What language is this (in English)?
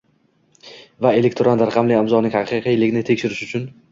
Uzbek